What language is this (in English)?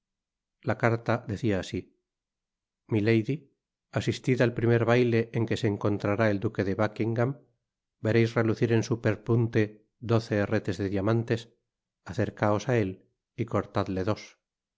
Spanish